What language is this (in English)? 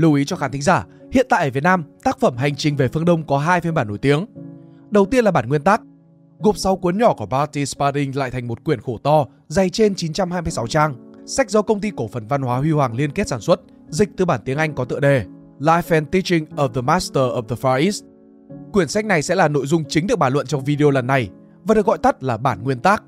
Vietnamese